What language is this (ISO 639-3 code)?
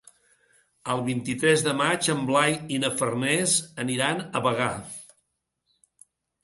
cat